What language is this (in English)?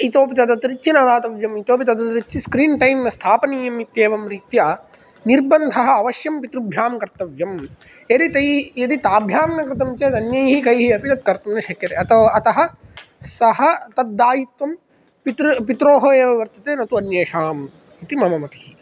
Sanskrit